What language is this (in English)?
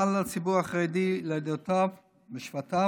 Hebrew